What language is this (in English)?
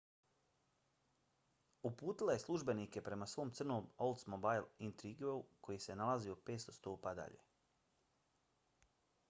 Bosnian